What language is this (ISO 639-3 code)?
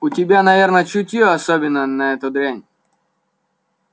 rus